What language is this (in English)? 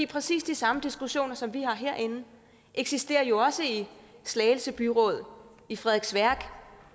Danish